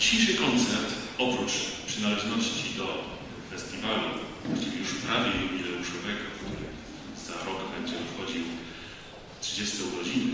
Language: Polish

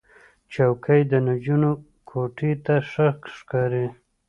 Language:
Pashto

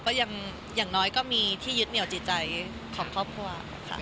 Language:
Thai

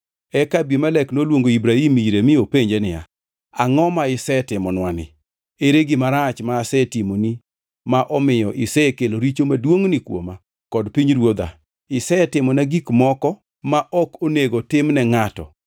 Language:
Luo (Kenya and Tanzania)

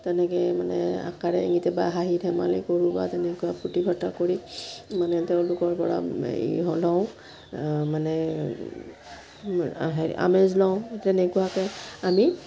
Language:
Assamese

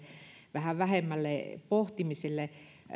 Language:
Finnish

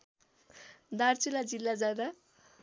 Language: Nepali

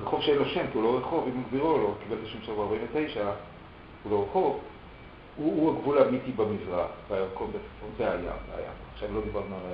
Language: Hebrew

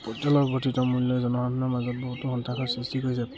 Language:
Assamese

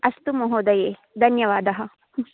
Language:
Sanskrit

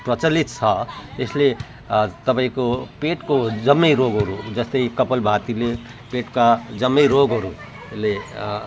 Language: Nepali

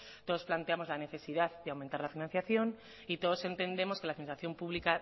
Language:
Spanish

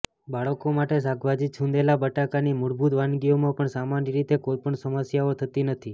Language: Gujarati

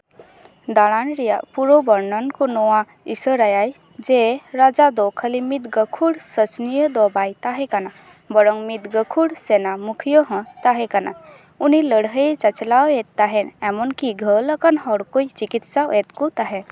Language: Santali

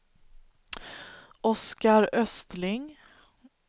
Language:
Swedish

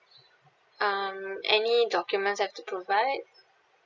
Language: English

